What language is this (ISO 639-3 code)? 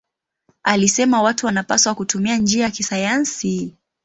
swa